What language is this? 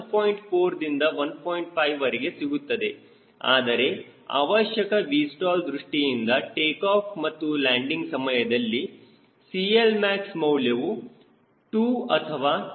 Kannada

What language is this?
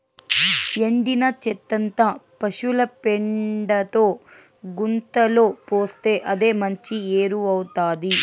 Telugu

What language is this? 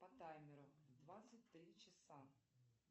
Russian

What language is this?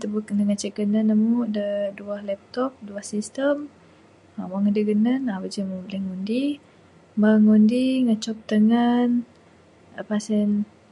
Bukar-Sadung Bidayuh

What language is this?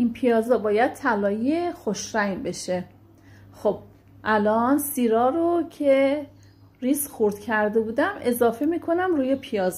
Persian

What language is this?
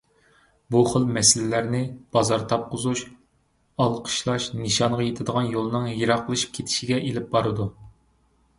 Uyghur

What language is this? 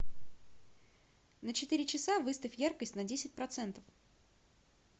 Russian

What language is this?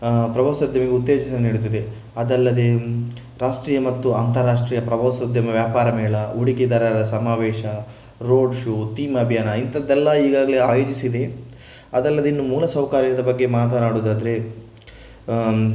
Kannada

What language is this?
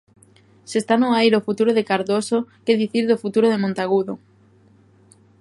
Galician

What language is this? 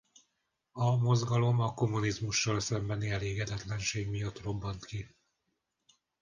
Hungarian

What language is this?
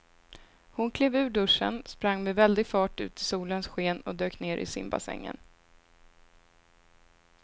Swedish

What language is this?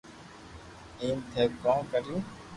Loarki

